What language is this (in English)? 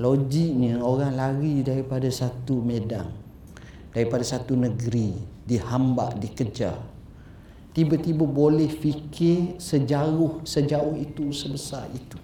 Malay